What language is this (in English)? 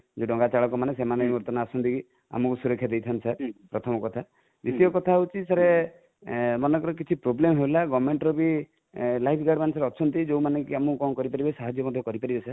Odia